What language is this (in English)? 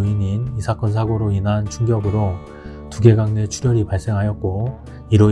Korean